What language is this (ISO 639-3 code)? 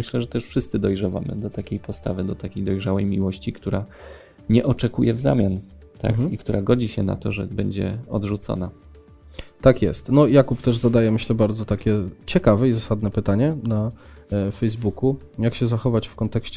pol